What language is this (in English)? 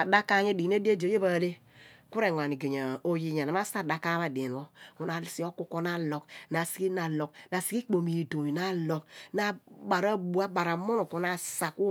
Abua